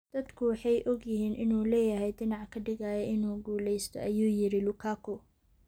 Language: Somali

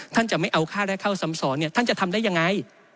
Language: Thai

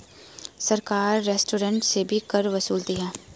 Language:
Hindi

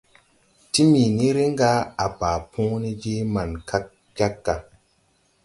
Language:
Tupuri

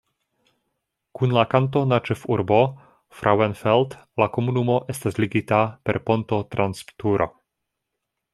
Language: Esperanto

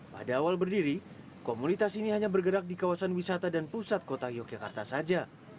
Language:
Indonesian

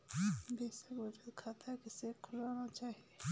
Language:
Hindi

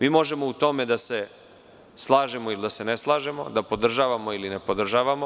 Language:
Serbian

